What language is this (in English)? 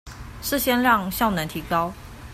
Chinese